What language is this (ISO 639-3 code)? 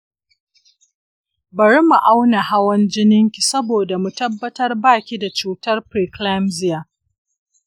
hau